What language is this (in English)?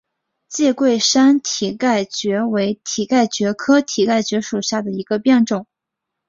Chinese